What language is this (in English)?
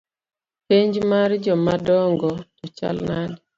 Luo (Kenya and Tanzania)